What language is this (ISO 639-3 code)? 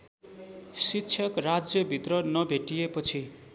nep